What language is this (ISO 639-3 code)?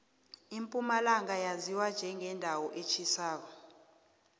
nbl